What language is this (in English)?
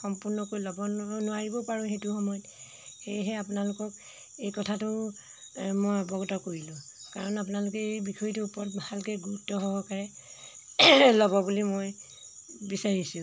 Assamese